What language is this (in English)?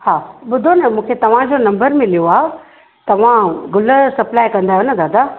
Sindhi